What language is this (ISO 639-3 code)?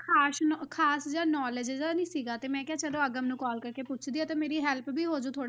pan